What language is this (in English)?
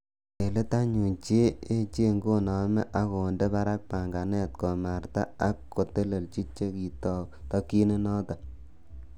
Kalenjin